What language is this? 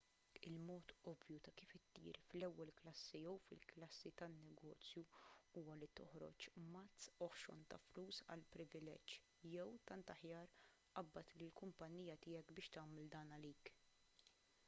Maltese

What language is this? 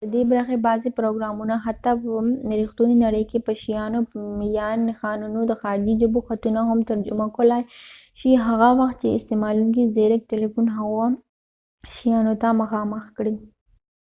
Pashto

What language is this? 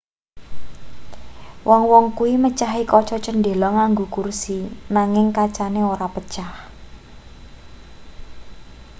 Javanese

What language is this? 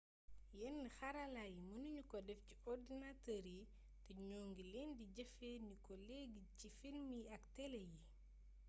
Wolof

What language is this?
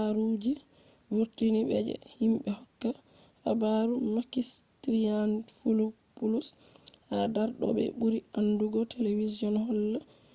Fula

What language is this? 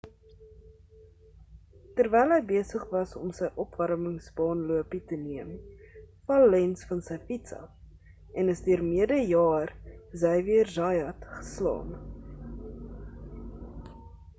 Afrikaans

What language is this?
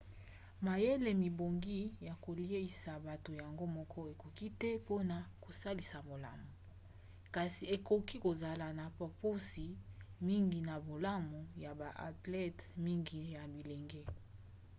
Lingala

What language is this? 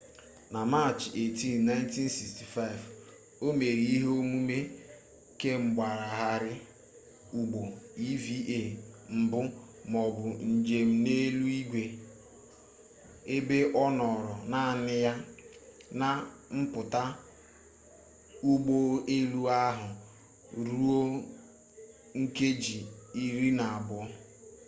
Igbo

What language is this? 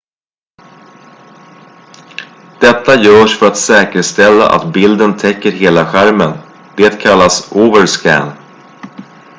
Swedish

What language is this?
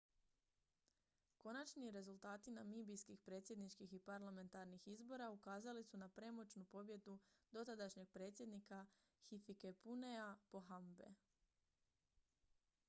Croatian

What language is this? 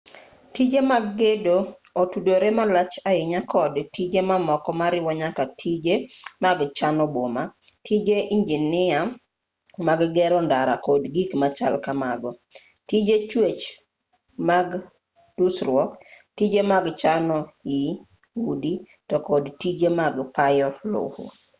Luo (Kenya and Tanzania)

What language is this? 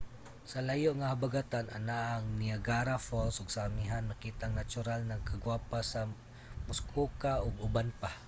Cebuano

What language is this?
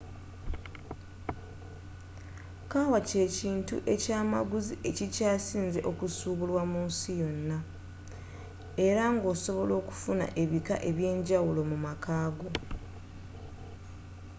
Ganda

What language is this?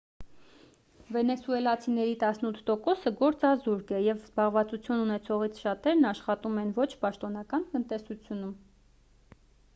Armenian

